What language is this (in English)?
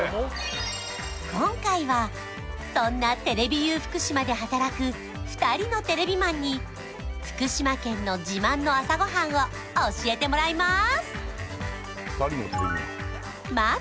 Japanese